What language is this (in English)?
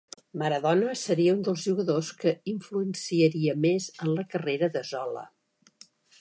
Catalan